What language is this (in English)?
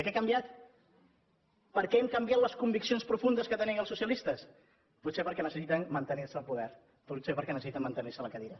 Catalan